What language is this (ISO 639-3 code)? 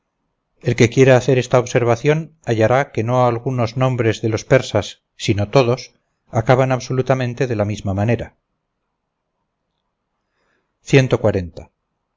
spa